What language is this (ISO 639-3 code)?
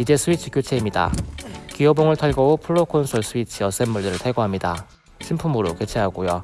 kor